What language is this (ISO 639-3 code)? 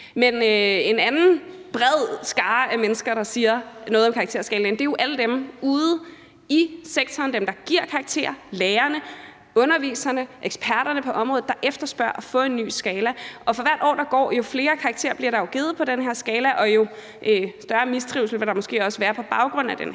dan